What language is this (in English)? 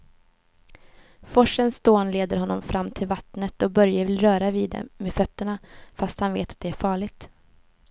Swedish